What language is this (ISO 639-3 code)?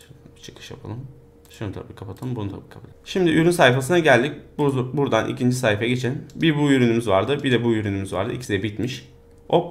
tur